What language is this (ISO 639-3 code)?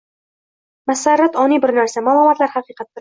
uzb